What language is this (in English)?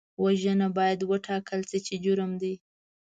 Pashto